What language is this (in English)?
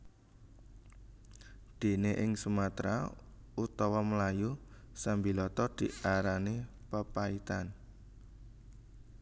Javanese